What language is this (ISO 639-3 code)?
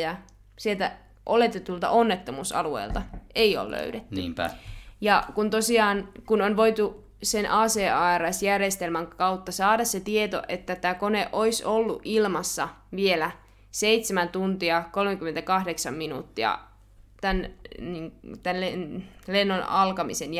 fin